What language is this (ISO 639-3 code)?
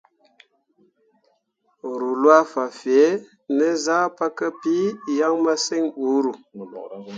mua